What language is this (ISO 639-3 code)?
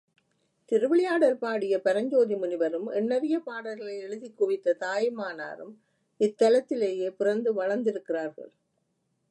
tam